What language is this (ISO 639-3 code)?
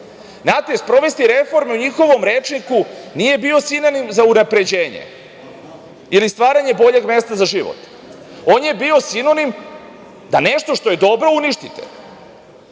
srp